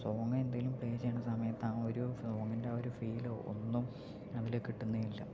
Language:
Malayalam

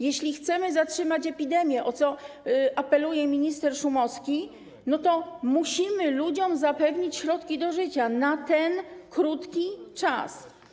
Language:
Polish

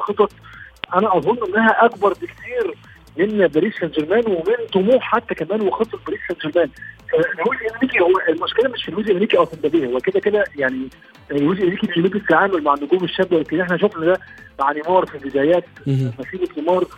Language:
Arabic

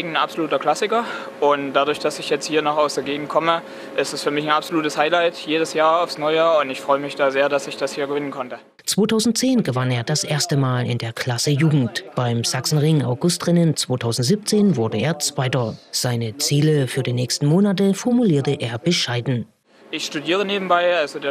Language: German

